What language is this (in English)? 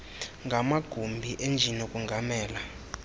Xhosa